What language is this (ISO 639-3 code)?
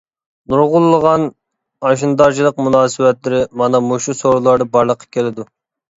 uig